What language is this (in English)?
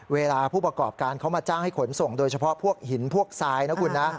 Thai